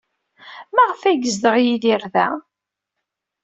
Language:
Kabyle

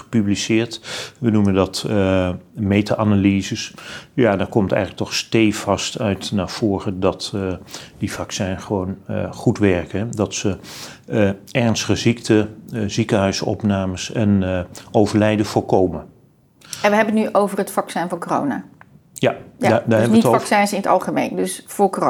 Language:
Dutch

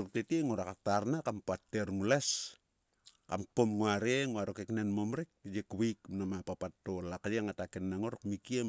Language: Sulka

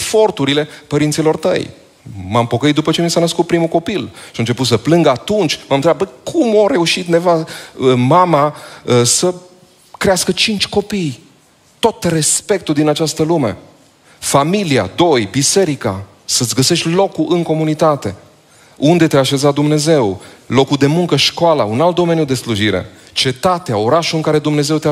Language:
Romanian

